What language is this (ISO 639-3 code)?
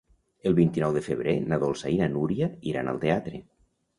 cat